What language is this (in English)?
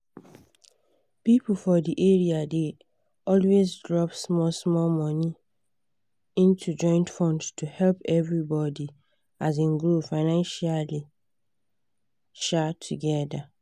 Nigerian Pidgin